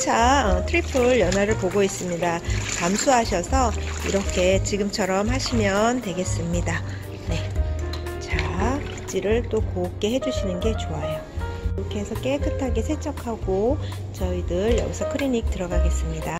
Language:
Korean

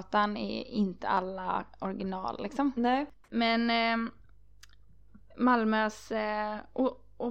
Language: Swedish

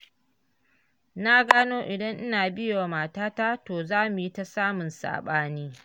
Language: Hausa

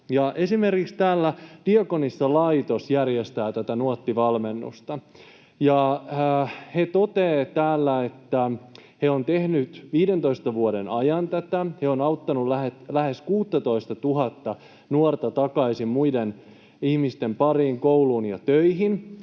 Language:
Finnish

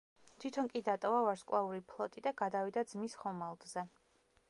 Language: Georgian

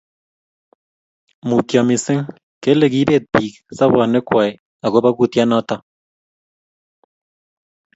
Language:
Kalenjin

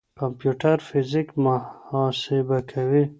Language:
Pashto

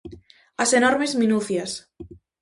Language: Galician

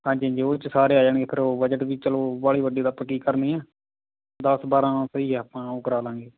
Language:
Punjabi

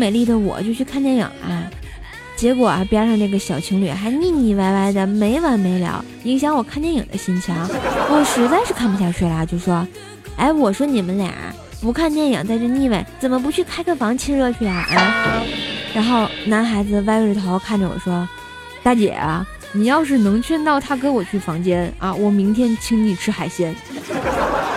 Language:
Chinese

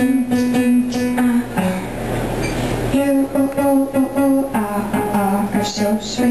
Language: English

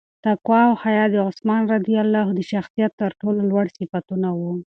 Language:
Pashto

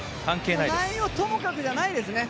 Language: Japanese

